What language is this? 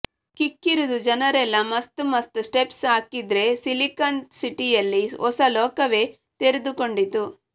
Kannada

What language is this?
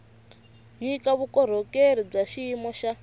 Tsonga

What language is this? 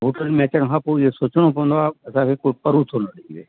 Sindhi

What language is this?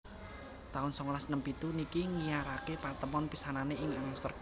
Javanese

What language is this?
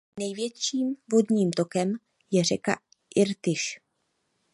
Czech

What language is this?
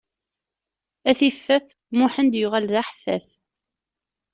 Kabyle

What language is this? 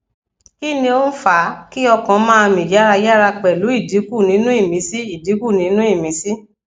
Yoruba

